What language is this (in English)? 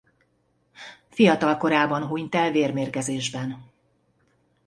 Hungarian